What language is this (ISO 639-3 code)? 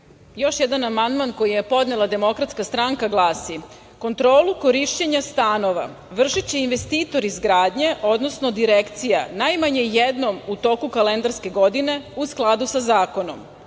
srp